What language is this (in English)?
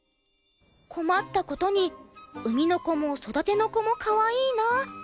Japanese